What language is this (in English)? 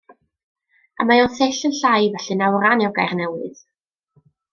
Welsh